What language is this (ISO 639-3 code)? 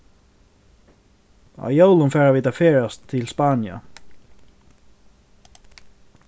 fao